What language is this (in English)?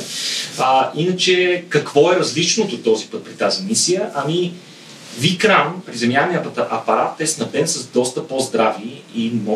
Bulgarian